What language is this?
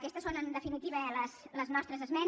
Catalan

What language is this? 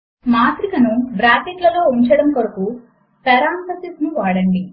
Telugu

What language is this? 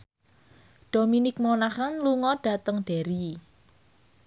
Javanese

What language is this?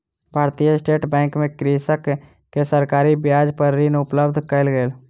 Maithili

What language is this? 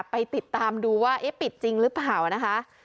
Thai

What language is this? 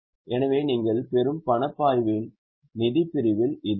Tamil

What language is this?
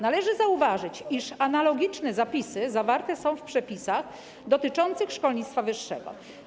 Polish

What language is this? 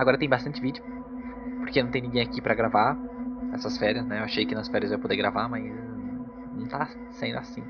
Portuguese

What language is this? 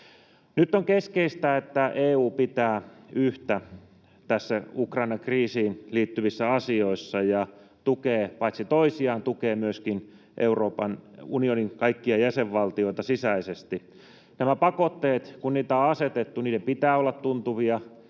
Finnish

